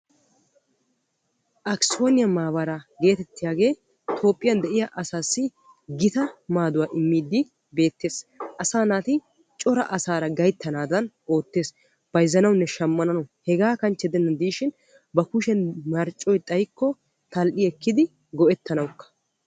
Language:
Wolaytta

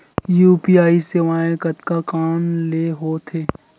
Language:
Chhattisgarhi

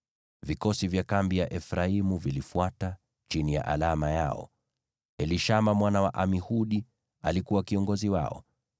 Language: Swahili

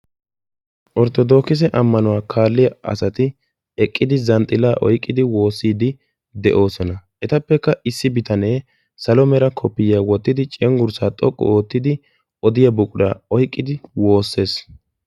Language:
Wolaytta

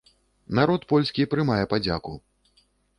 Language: Belarusian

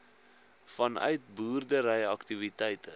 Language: Afrikaans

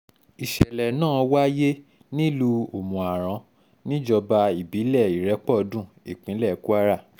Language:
Yoruba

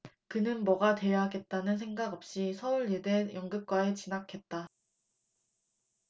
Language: Korean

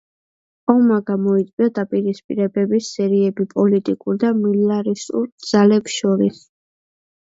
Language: Georgian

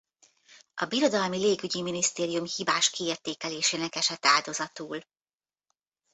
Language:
Hungarian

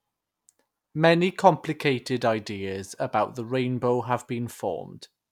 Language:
English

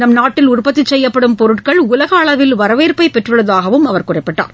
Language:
Tamil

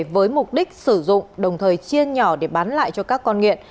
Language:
Vietnamese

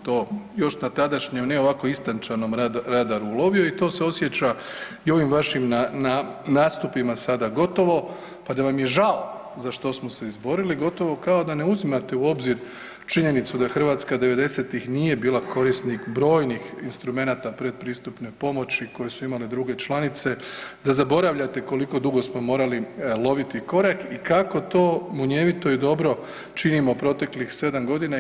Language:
Croatian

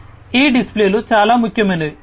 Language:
Telugu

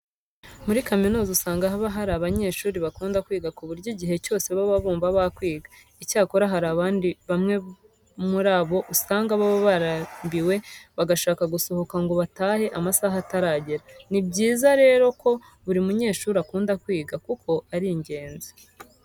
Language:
Kinyarwanda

